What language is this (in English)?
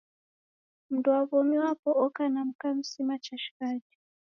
Taita